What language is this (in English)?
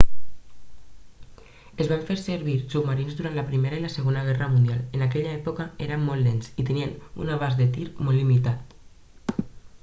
Catalan